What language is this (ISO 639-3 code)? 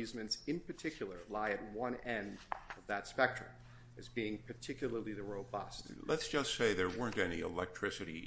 eng